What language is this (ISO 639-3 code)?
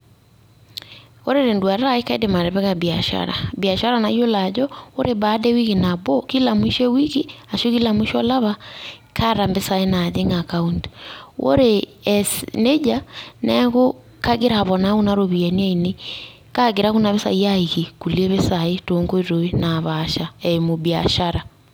mas